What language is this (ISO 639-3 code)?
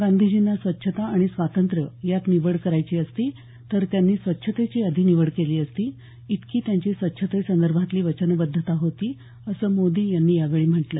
mar